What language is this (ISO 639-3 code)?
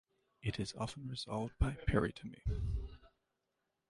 eng